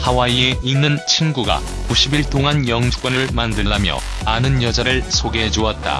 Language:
Korean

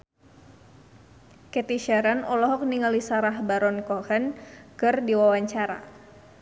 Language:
Sundanese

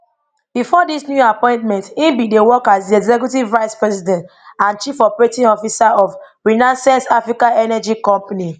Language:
Nigerian Pidgin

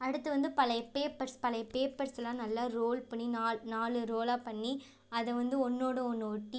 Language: Tamil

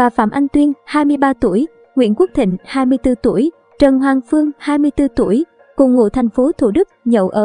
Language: Vietnamese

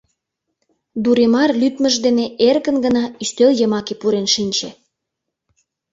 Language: Mari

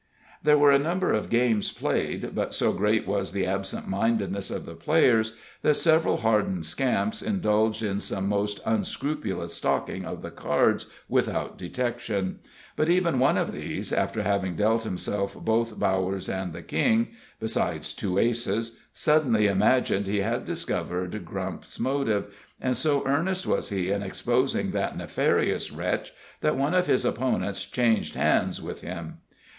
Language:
English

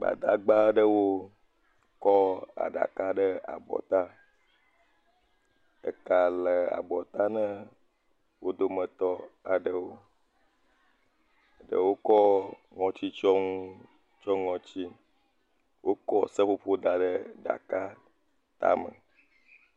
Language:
Ewe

